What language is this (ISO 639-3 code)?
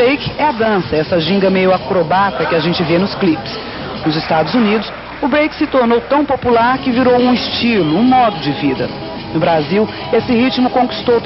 por